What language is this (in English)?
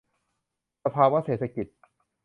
Thai